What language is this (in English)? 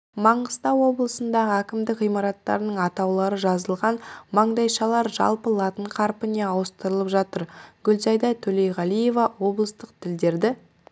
Kazakh